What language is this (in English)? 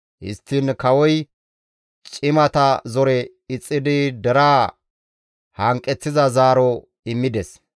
Gamo